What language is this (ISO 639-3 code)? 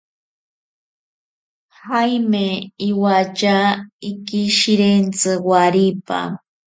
prq